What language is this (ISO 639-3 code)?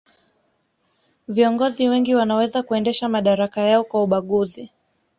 swa